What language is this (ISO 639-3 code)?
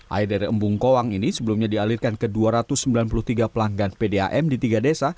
ind